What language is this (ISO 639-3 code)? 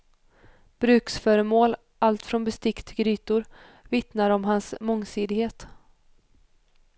swe